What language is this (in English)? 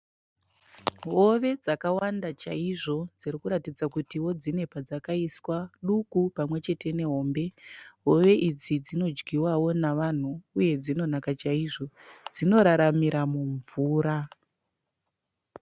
Shona